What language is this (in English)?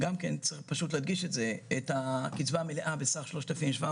Hebrew